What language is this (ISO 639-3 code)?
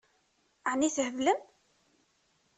kab